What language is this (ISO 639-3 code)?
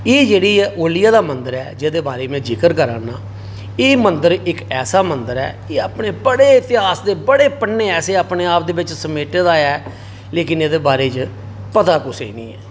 doi